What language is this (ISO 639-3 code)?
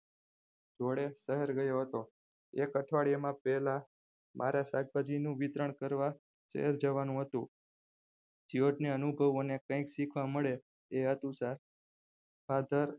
guj